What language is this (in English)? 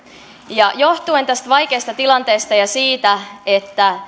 Finnish